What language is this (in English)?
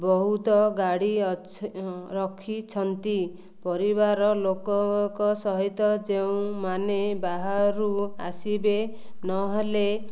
Odia